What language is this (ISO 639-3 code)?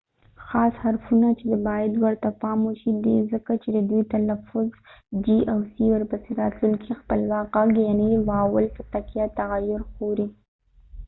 pus